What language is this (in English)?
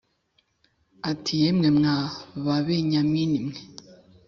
Kinyarwanda